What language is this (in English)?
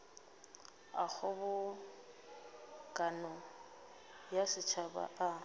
Northern Sotho